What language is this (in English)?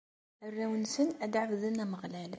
Kabyle